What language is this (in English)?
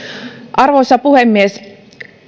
Finnish